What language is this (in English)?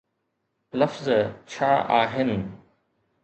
Sindhi